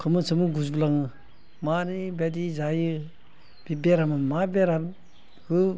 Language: Bodo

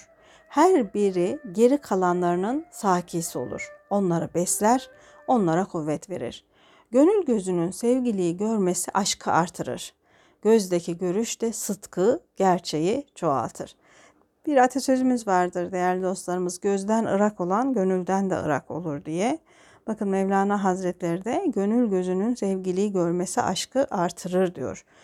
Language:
Turkish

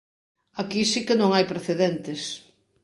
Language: Galician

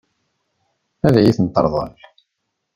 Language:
Kabyle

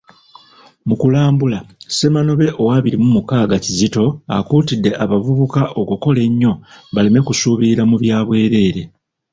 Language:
Ganda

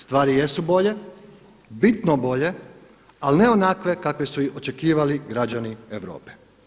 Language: Croatian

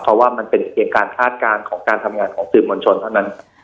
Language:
Thai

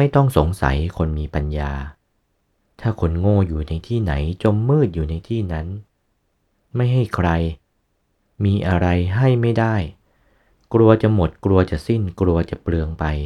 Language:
Thai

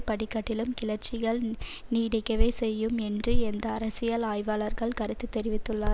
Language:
Tamil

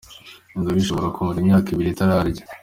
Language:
Kinyarwanda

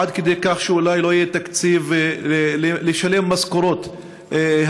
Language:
Hebrew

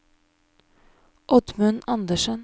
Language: Norwegian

